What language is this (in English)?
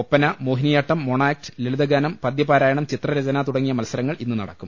Malayalam